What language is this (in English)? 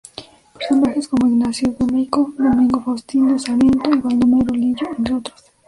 Spanish